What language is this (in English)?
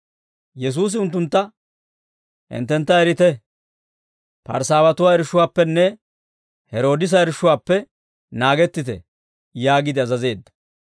Dawro